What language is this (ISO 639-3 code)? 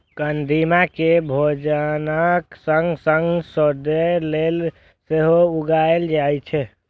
mai